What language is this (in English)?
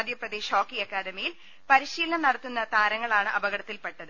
Malayalam